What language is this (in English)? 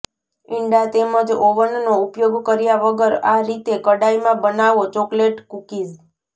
Gujarati